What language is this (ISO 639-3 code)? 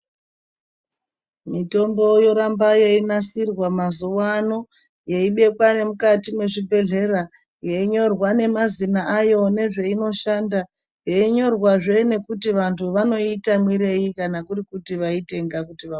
ndc